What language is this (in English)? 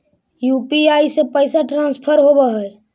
Magahi